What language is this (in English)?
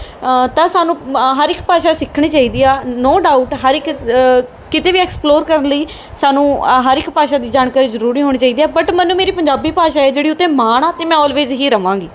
Punjabi